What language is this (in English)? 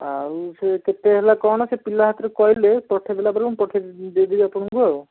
Odia